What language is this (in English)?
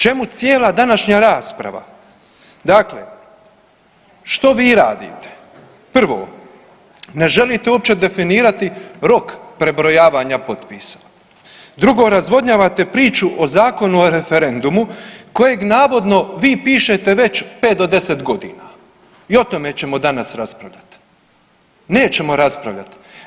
Croatian